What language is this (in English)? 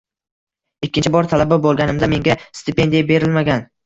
Uzbek